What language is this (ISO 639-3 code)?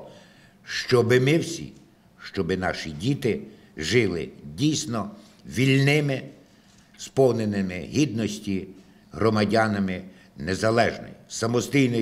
ukr